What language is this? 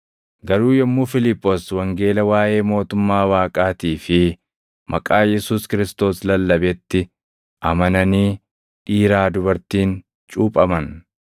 Oromo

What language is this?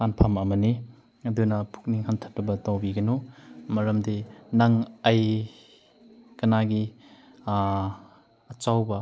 Manipuri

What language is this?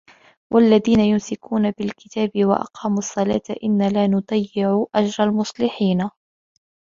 Arabic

